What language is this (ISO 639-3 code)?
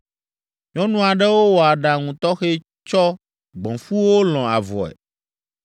ewe